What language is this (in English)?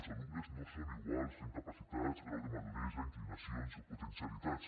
Catalan